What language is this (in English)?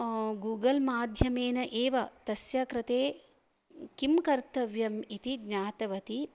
Sanskrit